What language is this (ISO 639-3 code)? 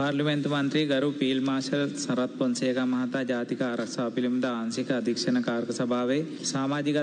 hin